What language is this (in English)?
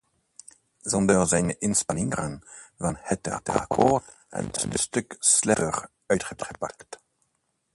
Dutch